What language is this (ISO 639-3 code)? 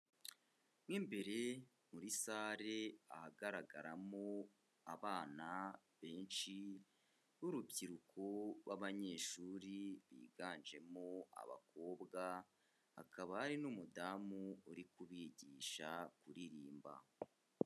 kin